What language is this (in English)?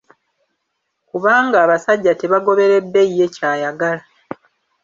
Ganda